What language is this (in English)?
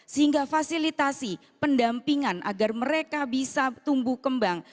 Indonesian